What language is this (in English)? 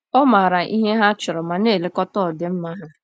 Igbo